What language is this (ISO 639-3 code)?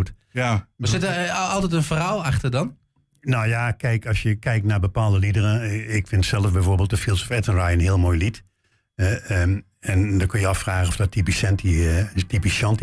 nld